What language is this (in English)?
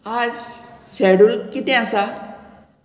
Konkani